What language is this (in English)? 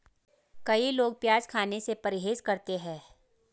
Hindi